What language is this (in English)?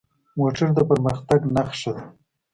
Pashto